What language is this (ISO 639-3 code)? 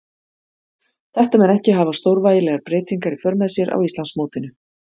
isl